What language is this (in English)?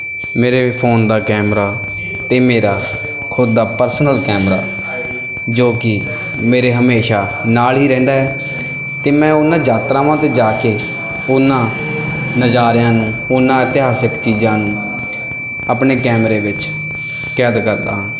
Punjabi